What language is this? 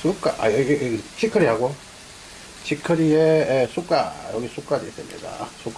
Korean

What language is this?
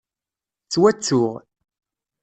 Kabyle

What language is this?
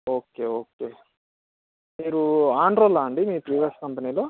Telugu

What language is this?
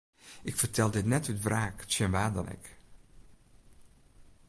Western Frisian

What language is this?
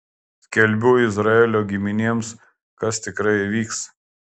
Lithuanian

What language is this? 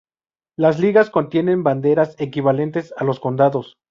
Spanish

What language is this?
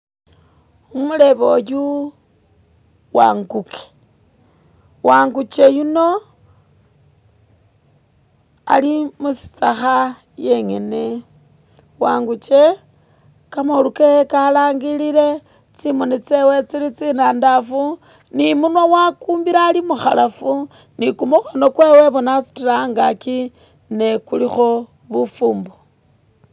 Masaaba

